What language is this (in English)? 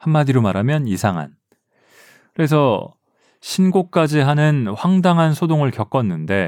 Korean